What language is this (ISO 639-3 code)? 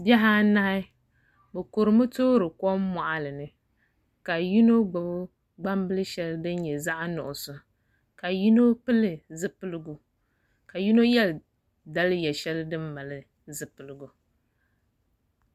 dag